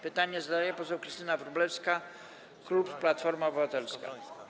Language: Polish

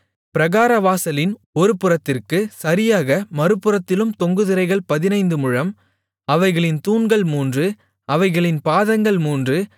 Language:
Tamil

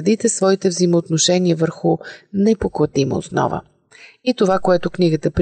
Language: Bulgarian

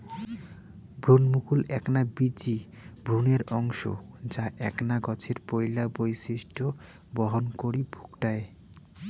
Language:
Bangla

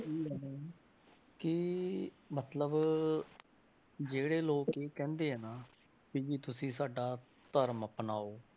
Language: Punjabi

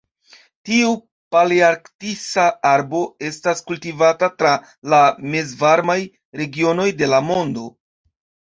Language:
Esperanto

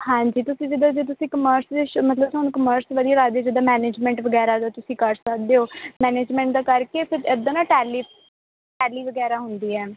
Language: Punjabi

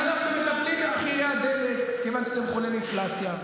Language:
Hebrew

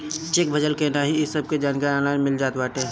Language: Bhojpuri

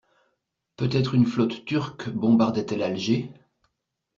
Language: French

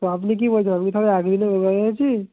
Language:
Bangla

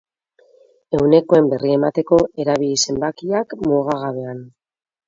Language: Basque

